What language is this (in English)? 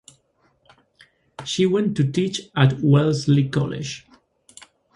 English